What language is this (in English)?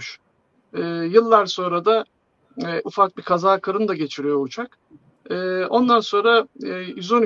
Turkish